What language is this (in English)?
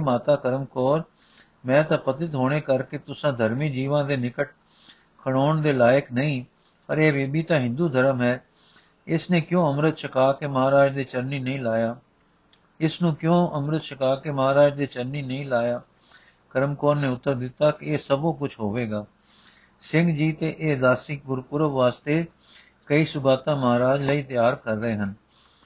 Punjabi